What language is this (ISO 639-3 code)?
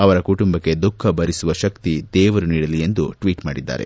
kan